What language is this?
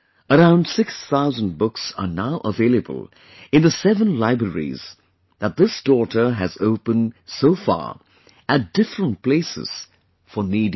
English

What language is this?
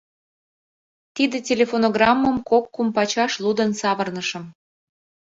Mari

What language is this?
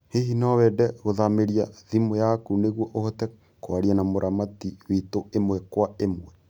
Kikuyu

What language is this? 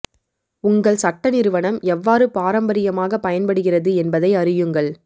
Tamil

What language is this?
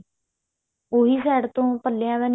Punjabi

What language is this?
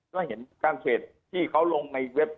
Thai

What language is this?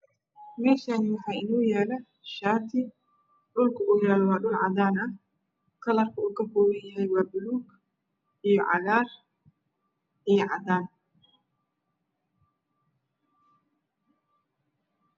Somali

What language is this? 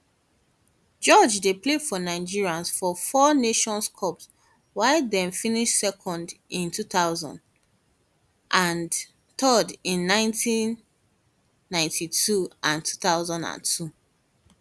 Nigerian Pidgin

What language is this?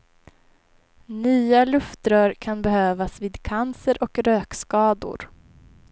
Swedish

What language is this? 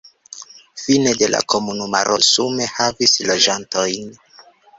Esperanto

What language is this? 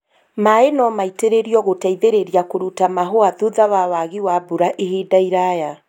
Kikuyu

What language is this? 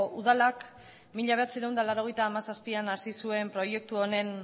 Basque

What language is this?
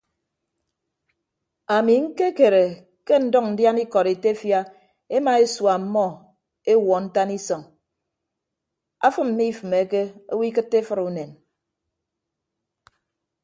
Ibibio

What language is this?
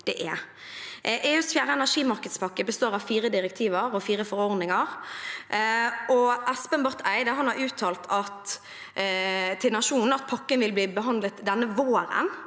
Norwegian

